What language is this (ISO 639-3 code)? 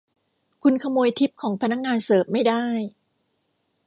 tha